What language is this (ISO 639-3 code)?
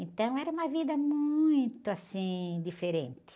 por